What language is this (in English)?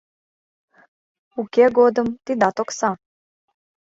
Mari